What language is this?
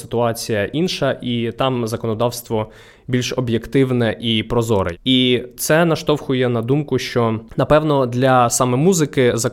Ukrainian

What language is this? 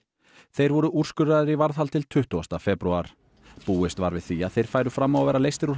Icelandic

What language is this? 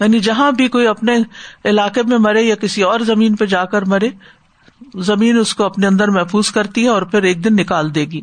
Urdu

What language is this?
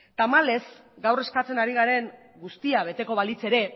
Basque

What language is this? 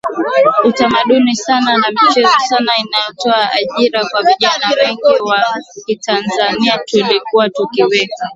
Swahili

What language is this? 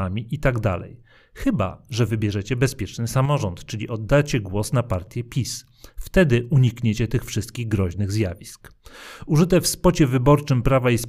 Polish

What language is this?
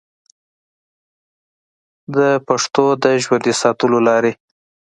Pashto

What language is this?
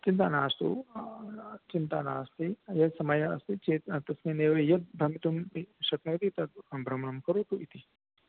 Sanskrit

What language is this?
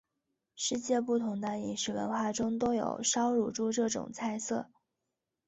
Chinese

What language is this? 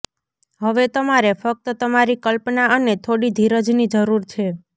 Gujarati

